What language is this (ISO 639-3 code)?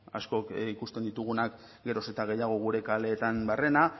eus